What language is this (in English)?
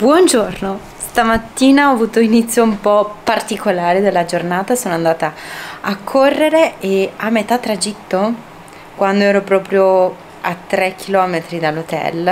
Italian